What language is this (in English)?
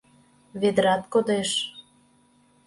Mari